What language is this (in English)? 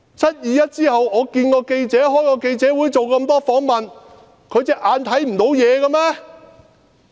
Cantonese